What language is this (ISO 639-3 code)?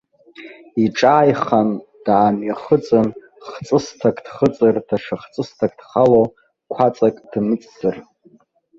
abk